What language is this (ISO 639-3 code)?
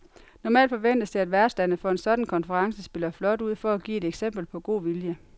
dan